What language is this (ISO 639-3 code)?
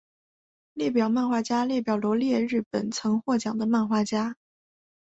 zho